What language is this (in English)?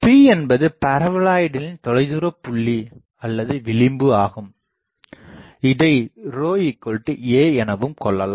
Tamil